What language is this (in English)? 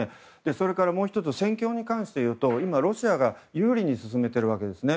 Japanese